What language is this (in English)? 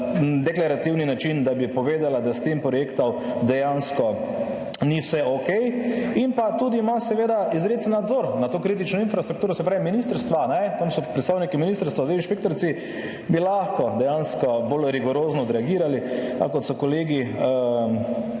Slovenian